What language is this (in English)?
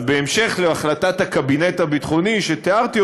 Hebrew